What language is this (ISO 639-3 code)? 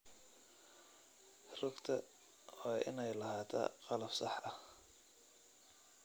som